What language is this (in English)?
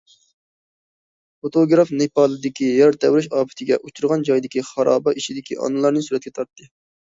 Uyghur